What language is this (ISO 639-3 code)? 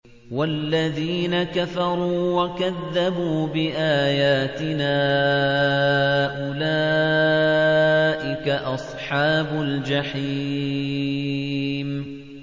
ara